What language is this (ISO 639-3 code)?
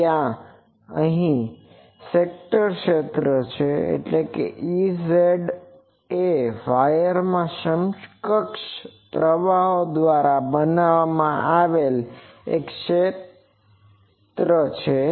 guj